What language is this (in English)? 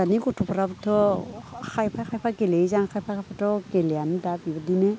Bodo